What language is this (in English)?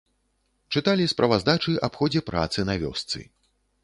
Belarusian